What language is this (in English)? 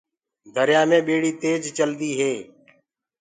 Gurgula